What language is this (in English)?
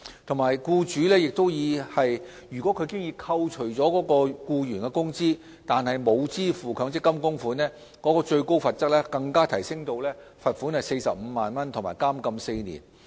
Cantonese